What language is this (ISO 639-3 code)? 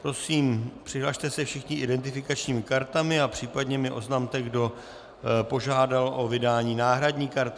ces